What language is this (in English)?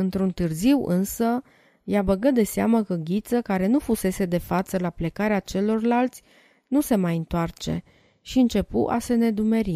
Romanian